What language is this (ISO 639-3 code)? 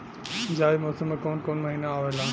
bho